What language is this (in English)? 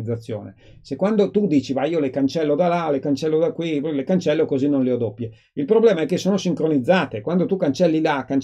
Italian